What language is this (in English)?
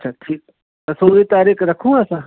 Sindhi